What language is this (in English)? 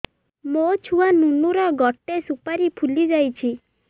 Odia